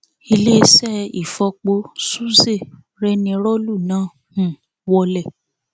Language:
Yoruba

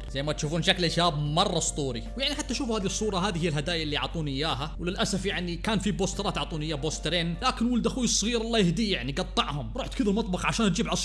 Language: Arabic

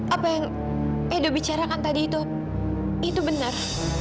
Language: Indonesian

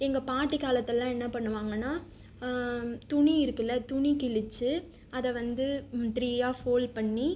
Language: Tamil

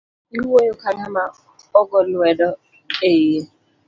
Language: Luo (Kenya and Tanzania)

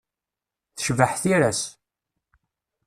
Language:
Kabyle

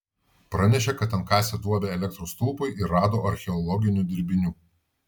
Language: Lithuanian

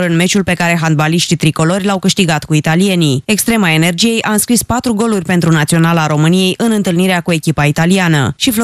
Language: Romanian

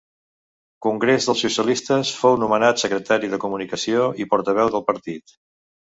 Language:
Catalan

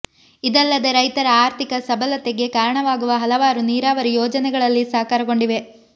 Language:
Kannada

